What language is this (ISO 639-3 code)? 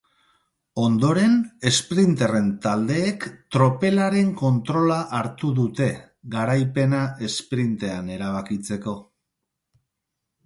eus